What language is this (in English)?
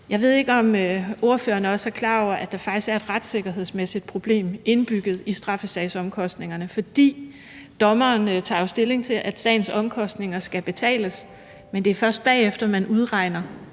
Danish